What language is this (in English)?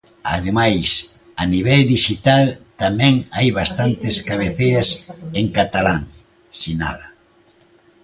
Galician